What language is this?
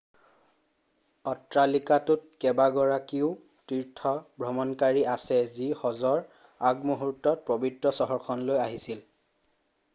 Assamese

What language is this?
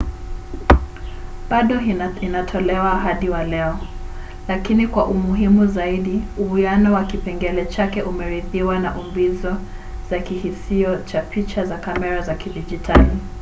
Swahili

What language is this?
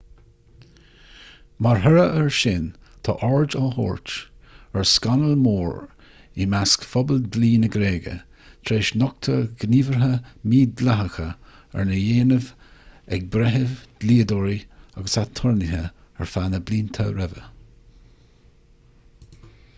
Irish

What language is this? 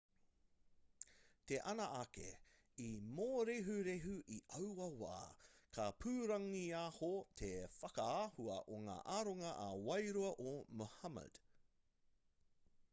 Māori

